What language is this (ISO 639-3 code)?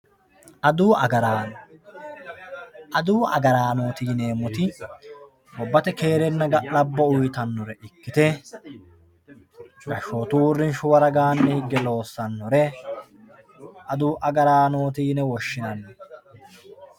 sid